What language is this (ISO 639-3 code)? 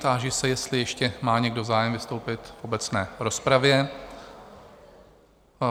ces